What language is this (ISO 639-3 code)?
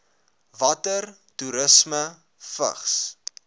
afr